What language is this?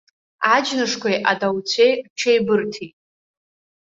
Abkhazian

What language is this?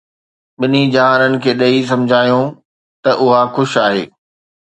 Sindhi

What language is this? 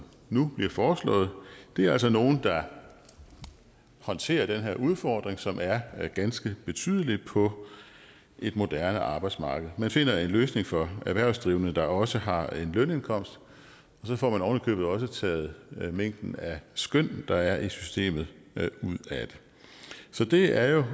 Danish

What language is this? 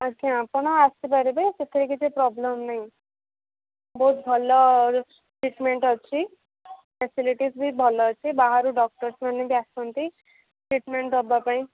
Odia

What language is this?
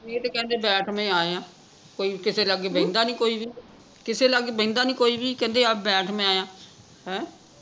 Punjabi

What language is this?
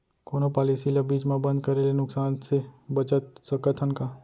Chhattisgarhi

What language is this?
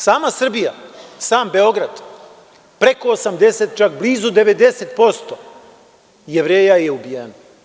Serbian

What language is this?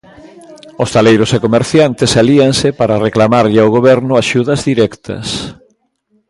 Galician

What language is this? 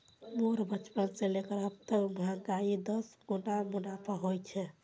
Magahi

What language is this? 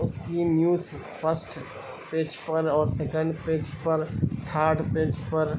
Urdu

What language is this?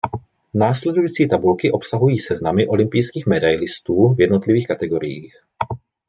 Czech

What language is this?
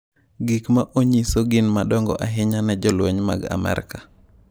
Luo (Kenya and Tanzania)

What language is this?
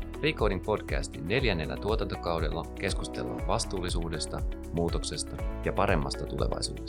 Finnish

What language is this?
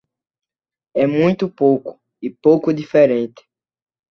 Portuguese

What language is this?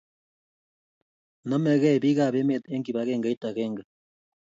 Kalenjin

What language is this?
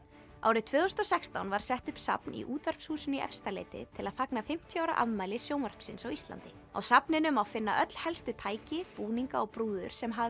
Icelandic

